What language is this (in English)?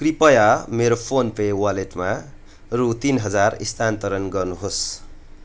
Nepali